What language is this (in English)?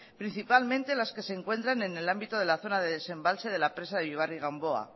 Spanish